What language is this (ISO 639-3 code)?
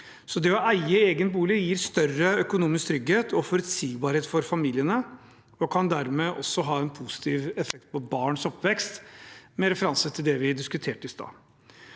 nor